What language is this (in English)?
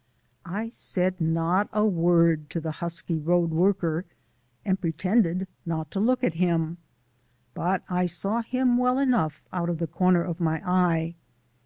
English